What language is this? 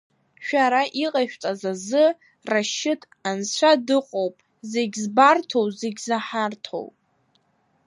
Abkhazian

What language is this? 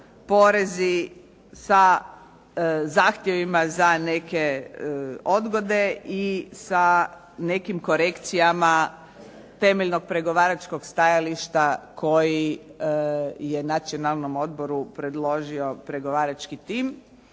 Croatian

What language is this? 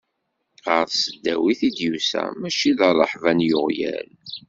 Kabyle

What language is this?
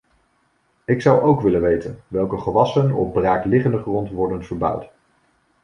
Dutch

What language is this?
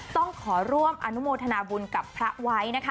Thai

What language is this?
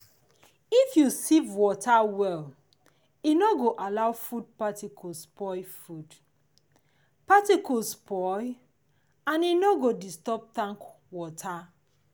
Nigerian Pidgin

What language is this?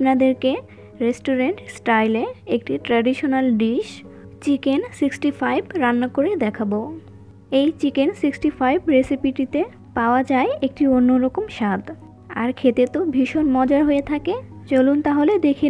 Hindi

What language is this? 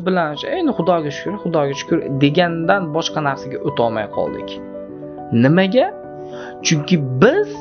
Turkish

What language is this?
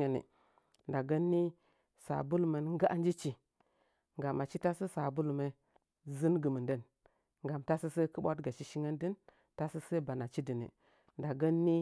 Nzanyi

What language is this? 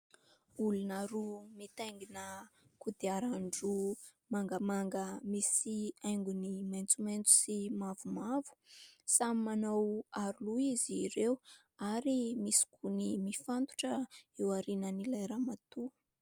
Malagasy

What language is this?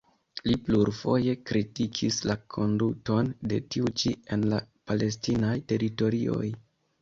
Esperanto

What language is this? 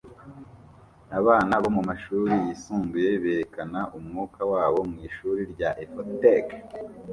Kinyarwanda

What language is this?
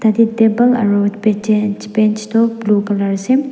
Naga Pidgin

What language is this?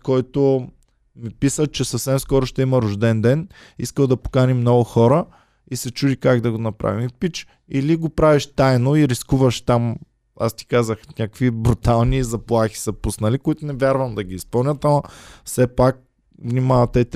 Bulgarian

